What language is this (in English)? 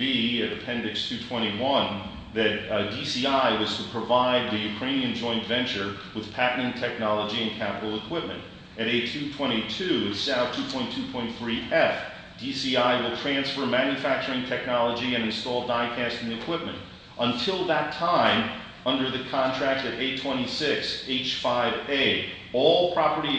English